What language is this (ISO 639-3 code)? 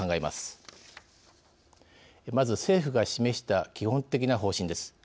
jpn